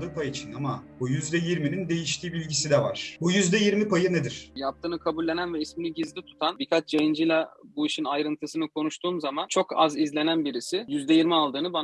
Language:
Turkish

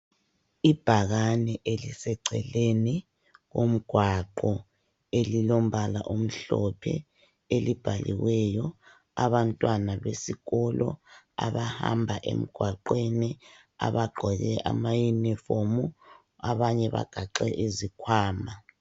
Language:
North Ndebele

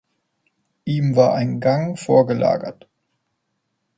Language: German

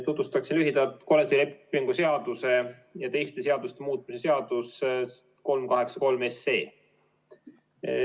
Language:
Estonian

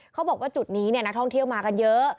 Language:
Thai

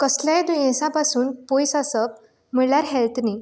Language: Konkani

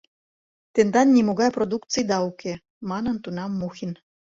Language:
Mari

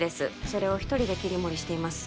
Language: Japanese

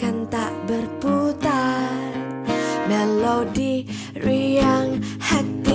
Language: Malay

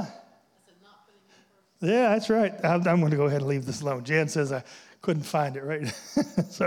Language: English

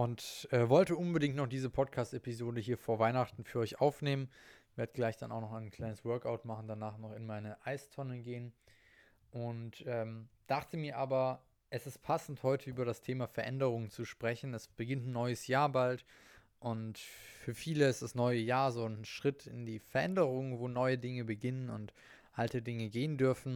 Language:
German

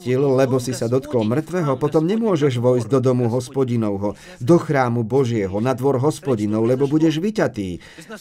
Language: Slovak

